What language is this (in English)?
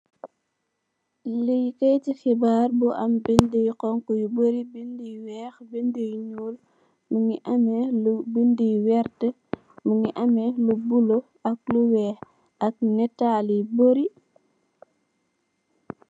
Wolof